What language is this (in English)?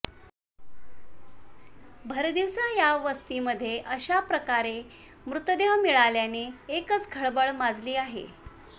Marathi